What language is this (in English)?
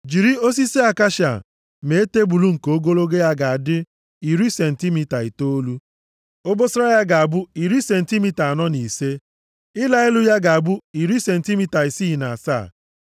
Igbo